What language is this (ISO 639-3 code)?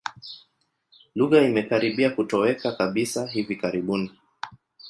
swa